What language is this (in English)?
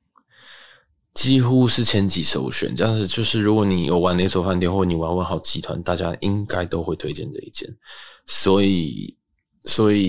Chinese